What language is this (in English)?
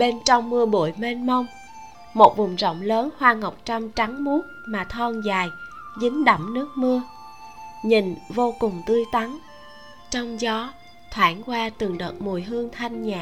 Vietnamese